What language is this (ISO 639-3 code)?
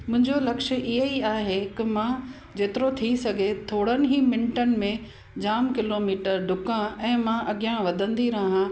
snd